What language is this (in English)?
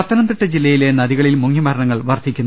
Malayalam